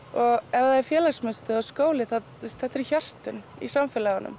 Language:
Icelandic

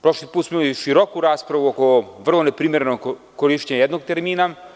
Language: Serbian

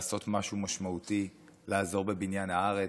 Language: Hebrew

